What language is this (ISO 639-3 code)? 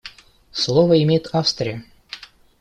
rus